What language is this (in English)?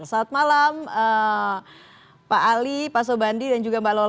Indonesian